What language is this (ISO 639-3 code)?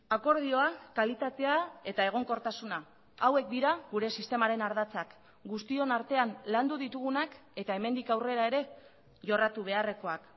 eus